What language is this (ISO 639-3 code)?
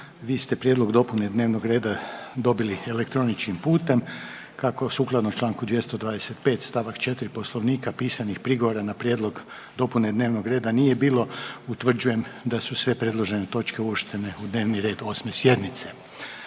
hrv